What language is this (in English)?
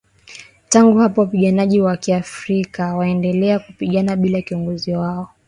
Swahili